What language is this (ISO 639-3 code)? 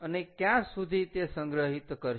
guj